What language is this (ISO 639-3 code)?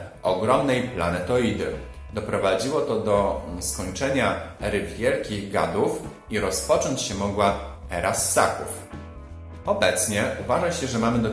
pol